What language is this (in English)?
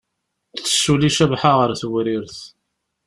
Kabyle